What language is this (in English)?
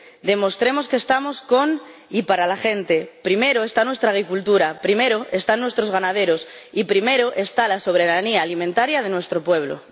Spanish